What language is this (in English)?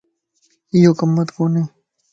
Lasi